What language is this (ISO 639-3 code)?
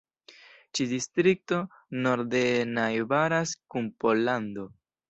epo